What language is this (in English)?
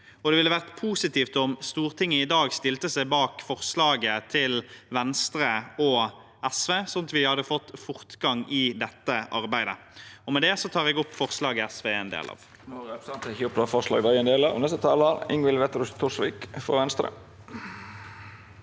Norwegian